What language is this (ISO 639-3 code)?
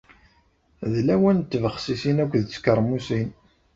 kab